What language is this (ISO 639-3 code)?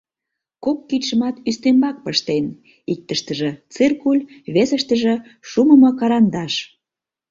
chm